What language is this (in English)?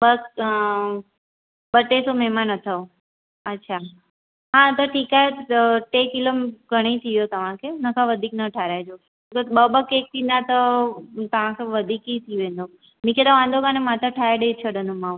Sindhi